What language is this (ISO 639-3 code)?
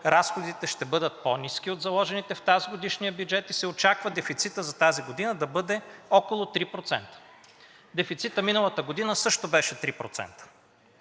bul